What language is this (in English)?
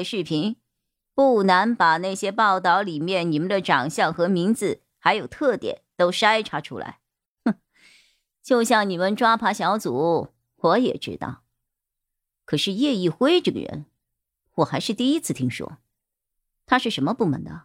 Chinese